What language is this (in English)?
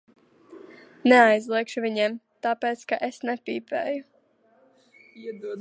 Latvian